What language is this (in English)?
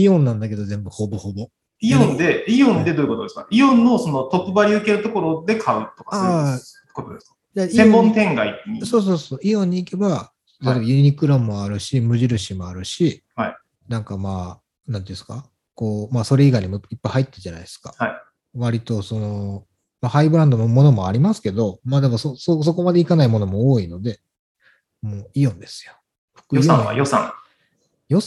Japanese